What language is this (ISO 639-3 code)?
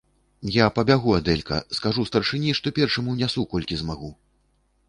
bel